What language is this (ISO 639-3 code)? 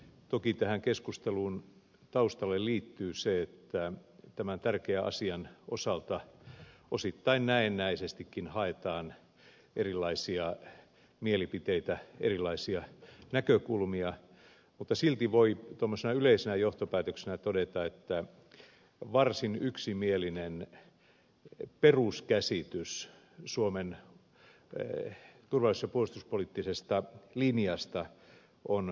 fin